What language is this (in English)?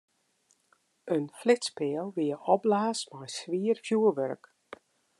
Western Frisian